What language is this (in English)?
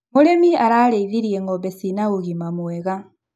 Kikuyu